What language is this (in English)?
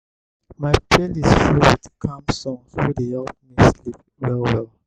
Nigerian Pidgin